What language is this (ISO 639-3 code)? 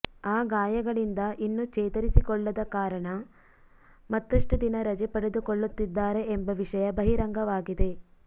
kan